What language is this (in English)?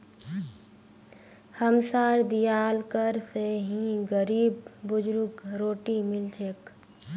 Magahi